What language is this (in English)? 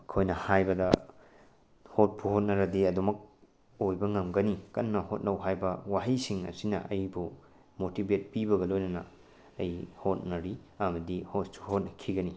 Manipuri